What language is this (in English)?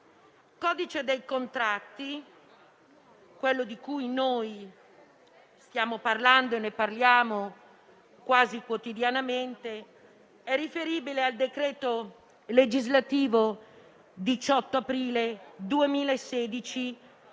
Italian